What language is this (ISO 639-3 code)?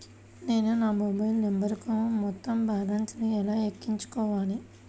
tel